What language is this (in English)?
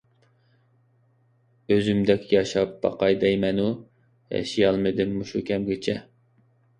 Uyghur